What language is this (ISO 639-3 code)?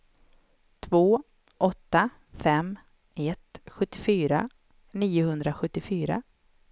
swe